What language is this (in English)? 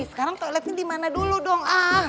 Indonesian